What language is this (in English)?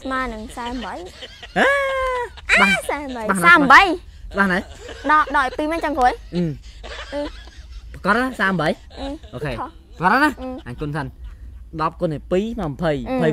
Vietnamese